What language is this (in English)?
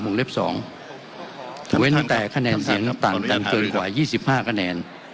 Thai